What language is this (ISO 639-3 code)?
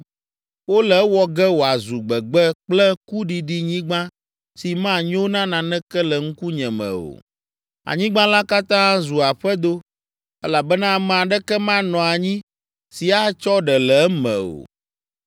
ewe